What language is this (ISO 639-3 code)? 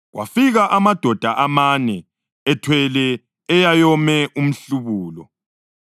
nde